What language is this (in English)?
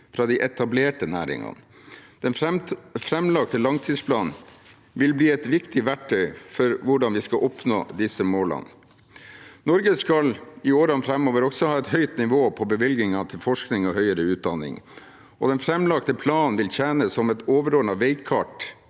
Norwegian